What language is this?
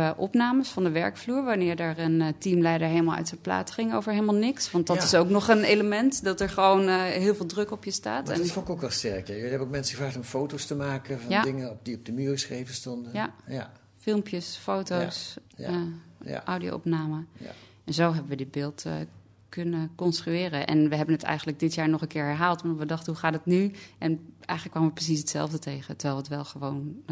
Dutch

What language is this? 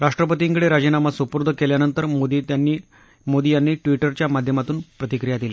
Marathi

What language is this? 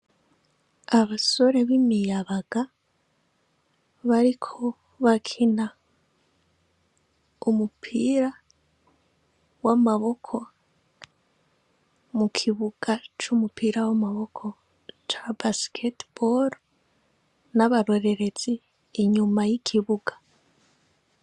Rundi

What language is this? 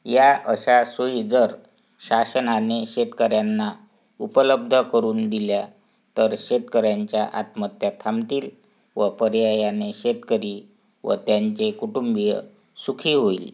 Marathi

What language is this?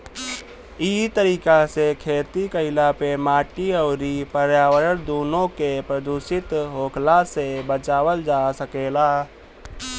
Bhojpuri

